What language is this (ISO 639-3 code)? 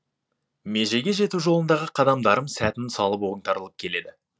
kaz